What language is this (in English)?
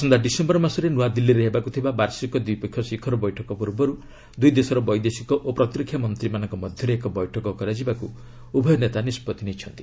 Odia